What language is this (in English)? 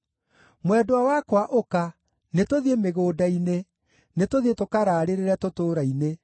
Kikuyu